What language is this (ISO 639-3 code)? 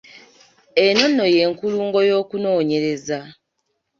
lug